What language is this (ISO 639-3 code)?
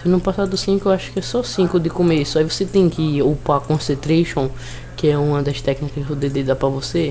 por